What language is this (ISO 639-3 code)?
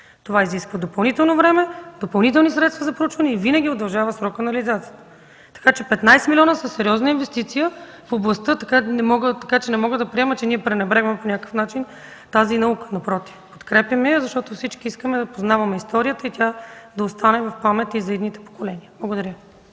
bul